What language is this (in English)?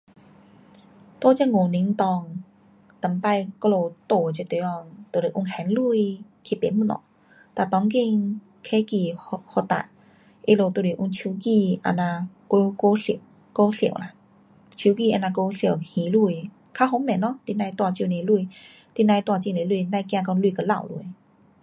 Pu-Xian Chinese